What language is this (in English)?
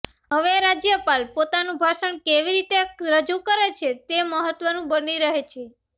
Gujarati